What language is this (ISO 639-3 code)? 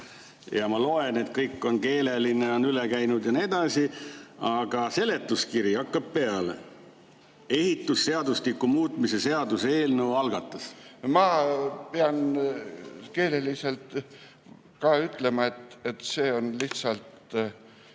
est